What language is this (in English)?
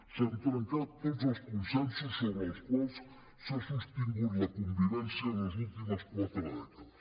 Catalan